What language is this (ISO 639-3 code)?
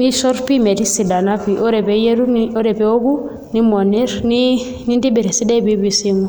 mas